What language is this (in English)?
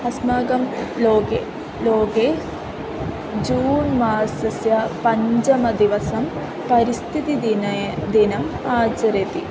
Sanskrit